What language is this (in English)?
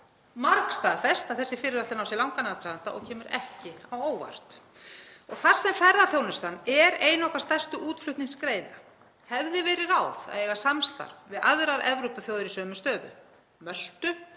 Icelandic